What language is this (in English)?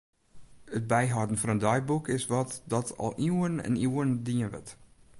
Western Frisian